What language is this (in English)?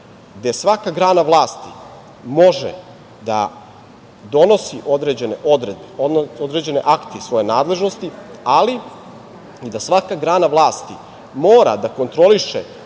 Serbian